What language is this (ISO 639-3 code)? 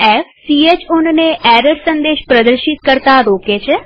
guj